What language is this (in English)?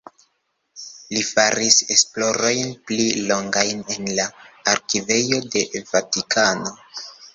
Esperanto